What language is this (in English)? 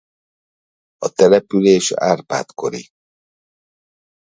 Hungarian